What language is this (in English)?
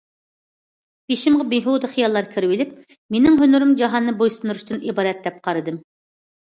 Uyghur